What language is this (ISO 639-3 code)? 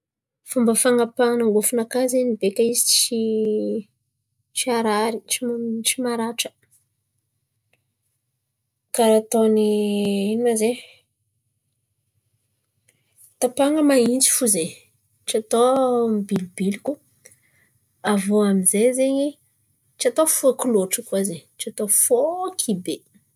xmv